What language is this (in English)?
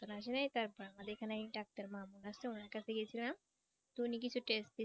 Bangla